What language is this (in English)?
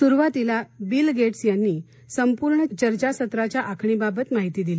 Marathi